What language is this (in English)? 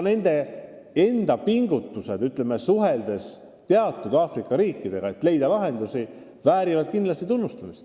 Estonian